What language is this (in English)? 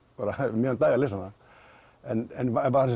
Icelandic